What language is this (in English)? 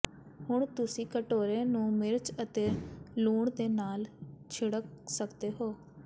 Punjabi